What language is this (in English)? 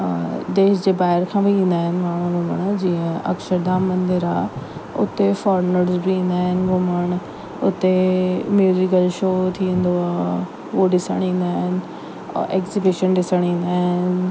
Sindhi